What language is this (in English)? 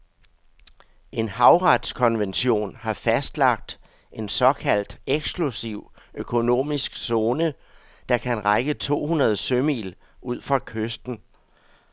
Danish